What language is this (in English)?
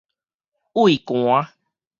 Min Nan Chinese